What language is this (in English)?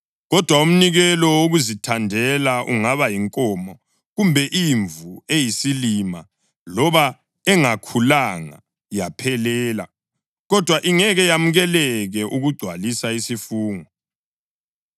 North Ndebele